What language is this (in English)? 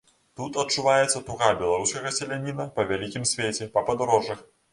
Belarusian